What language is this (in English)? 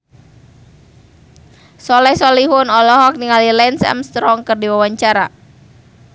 Sundanese